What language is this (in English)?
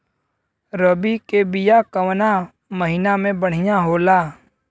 Bhojpuri